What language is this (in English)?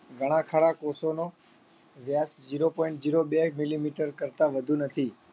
Gujarati